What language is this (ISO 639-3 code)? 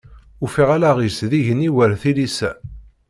kab